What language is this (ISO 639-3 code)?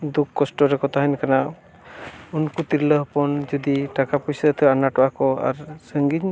sat